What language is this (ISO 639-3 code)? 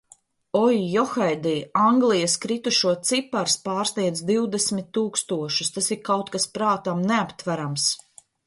lav